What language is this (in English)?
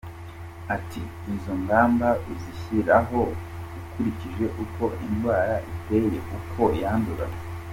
Kinyarwanda